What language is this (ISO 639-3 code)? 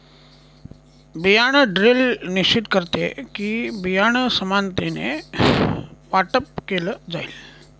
mar